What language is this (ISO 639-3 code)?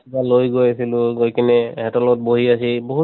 asm